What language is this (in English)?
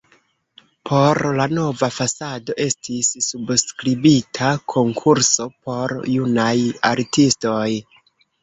Esperanto